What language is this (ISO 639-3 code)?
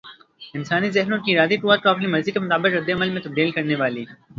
urd